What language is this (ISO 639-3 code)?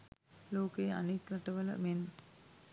sin